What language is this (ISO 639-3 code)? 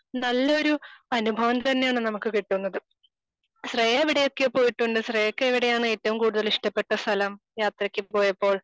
mal